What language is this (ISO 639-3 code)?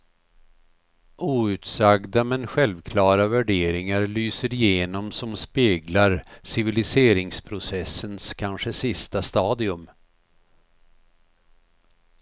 swe